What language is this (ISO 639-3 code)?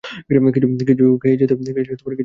ben